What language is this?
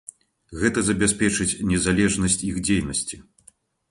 Belarusian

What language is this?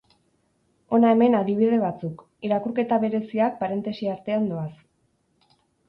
Basque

